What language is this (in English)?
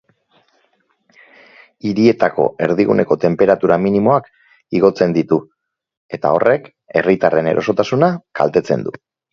Basque